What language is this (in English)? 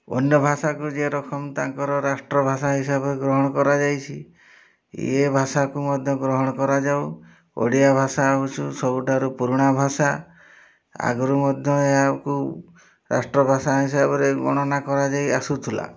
Odia